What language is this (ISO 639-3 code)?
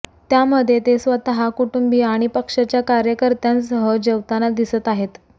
mar